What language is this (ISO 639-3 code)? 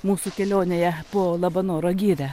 lit